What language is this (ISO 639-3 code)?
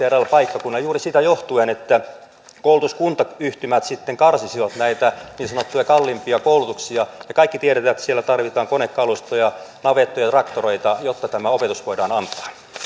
fin